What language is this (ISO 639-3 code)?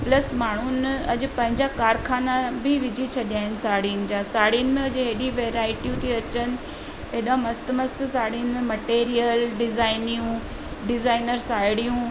snd